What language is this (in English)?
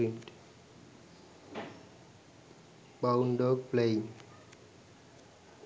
Sinhala